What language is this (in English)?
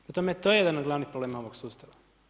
Croatian